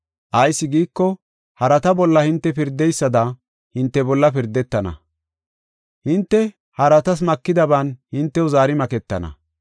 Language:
Gofa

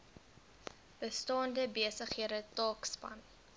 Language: Afrikaans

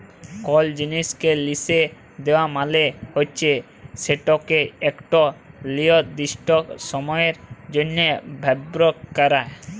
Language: Bangla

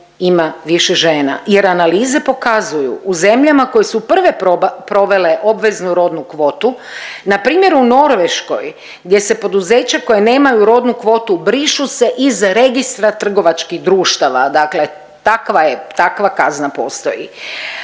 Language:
Croatian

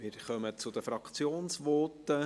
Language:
Swiss German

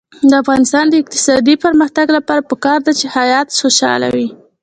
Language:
Pashto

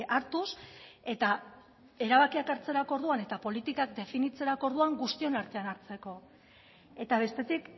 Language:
Basque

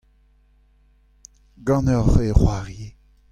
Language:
Breton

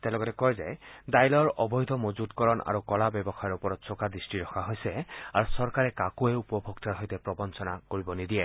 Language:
Assamese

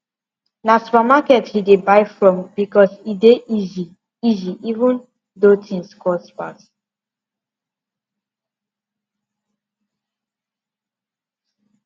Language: Nigerian Pidgin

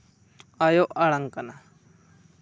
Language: Santali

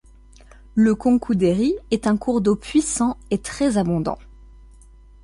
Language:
French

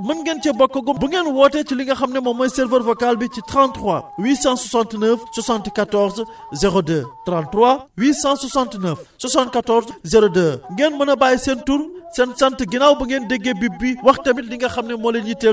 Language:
Wolof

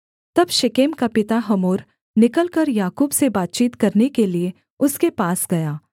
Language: Hindi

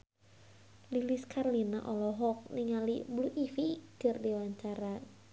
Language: Sundanese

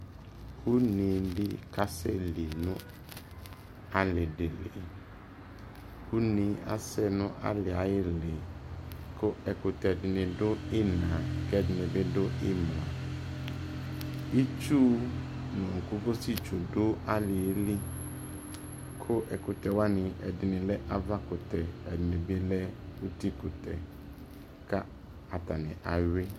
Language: Ikposo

